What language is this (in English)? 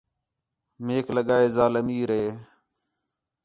Khetrani